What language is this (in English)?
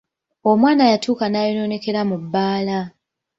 Ganda